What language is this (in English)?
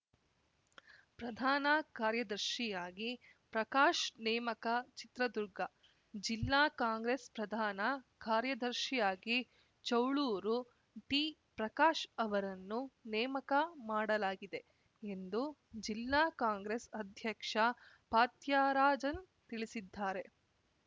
Kannada